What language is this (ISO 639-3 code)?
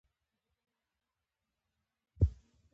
pus